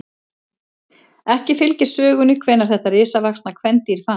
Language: Icelandic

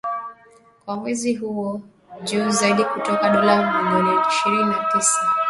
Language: Swahili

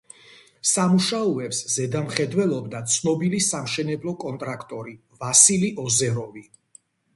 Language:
Georgian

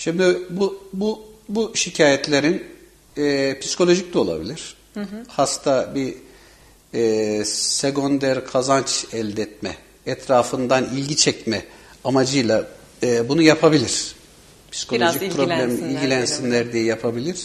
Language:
Turkish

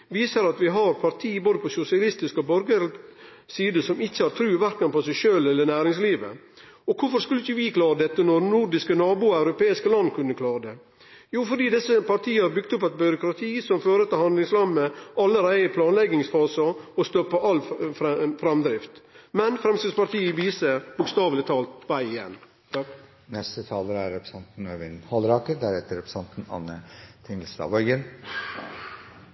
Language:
Norwegian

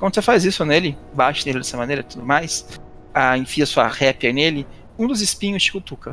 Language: Portuguese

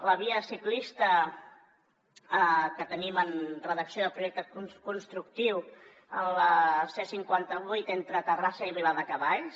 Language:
Catalan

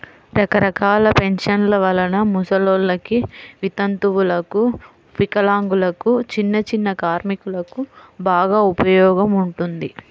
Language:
Telugu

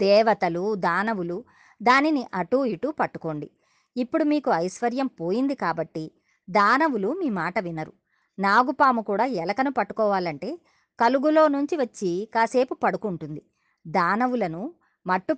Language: Telugu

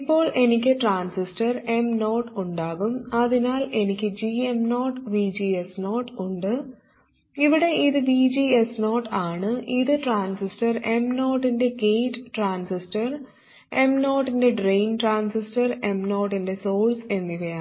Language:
Malayalam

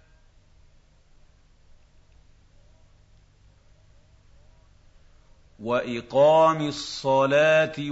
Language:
Arabic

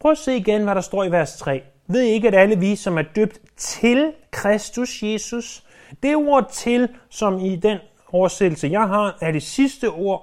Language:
Danish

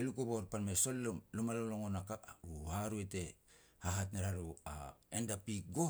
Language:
Petats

